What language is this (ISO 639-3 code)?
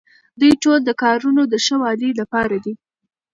pus